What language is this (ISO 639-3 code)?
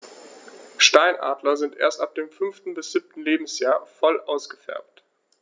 deu